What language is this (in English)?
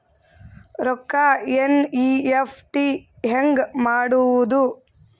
Kannada